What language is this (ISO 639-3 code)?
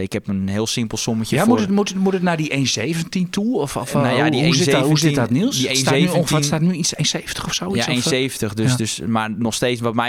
nld